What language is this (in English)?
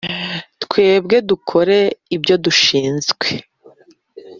Kinyarwanda